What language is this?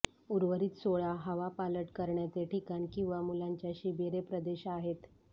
Marathi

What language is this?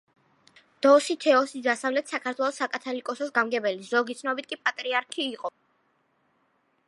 Georgian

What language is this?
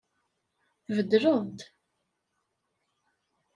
Kabyle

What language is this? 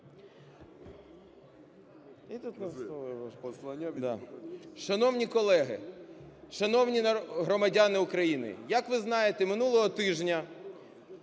Ukrainian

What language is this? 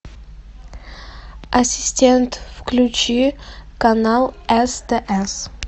Russian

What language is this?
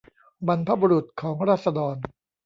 Thai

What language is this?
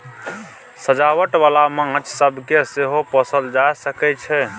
Maithili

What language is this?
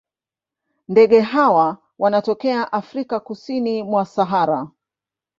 Swahili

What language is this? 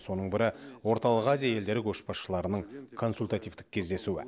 Kazakh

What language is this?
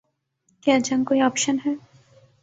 Urdu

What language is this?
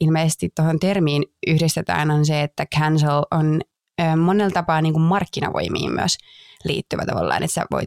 Finnish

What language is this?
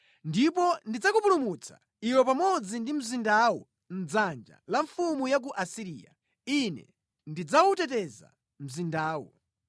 Nyanja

